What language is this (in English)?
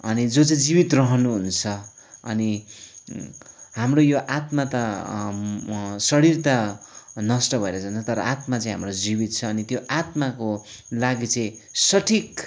Nepali